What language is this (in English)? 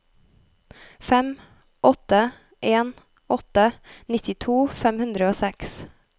Norwegian